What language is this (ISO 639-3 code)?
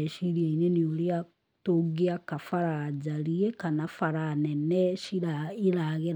kik